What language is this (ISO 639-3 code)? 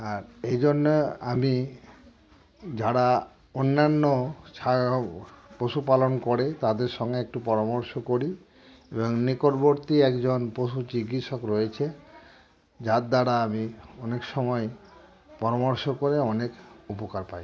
ben